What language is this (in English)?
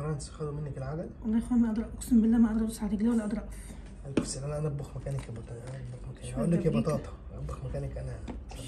Arabic